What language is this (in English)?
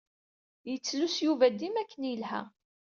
Kabyle